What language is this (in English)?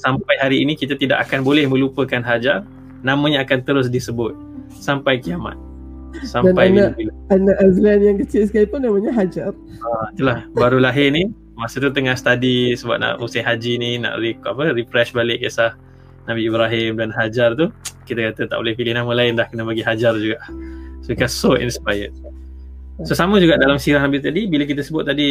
Malay